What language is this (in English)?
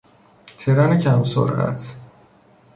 Persian